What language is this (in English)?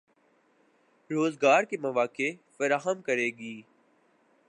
Urdu